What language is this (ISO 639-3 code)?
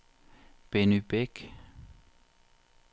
dan